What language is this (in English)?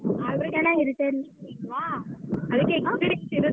Kannada